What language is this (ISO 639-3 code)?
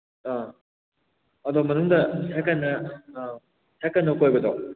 mni